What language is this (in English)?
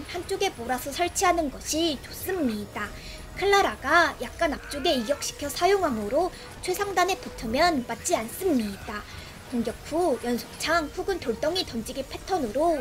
Korean